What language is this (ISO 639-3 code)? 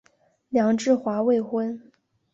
zho